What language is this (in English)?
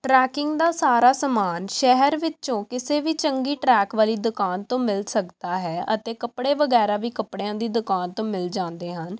Punjabi